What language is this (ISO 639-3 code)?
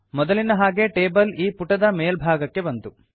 kan